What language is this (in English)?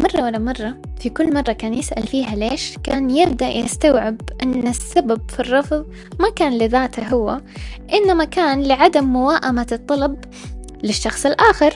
Arabic